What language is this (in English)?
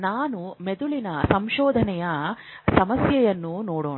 Kannada